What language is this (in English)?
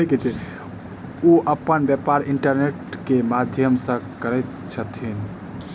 Maithili